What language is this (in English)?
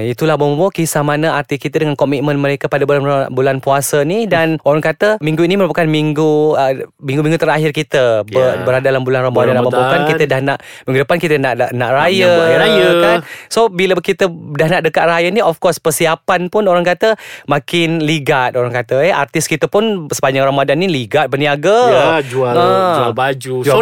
Malay